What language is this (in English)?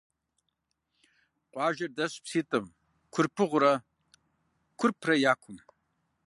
Kabardian